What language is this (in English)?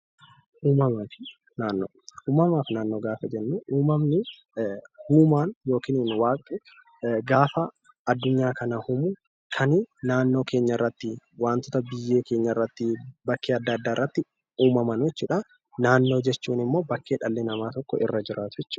Oromo